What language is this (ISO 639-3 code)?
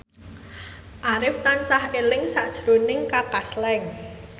jav